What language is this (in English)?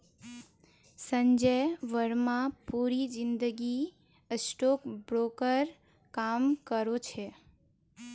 Magahi